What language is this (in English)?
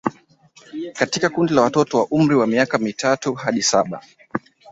Swahili